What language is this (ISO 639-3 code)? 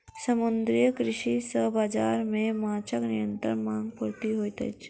mai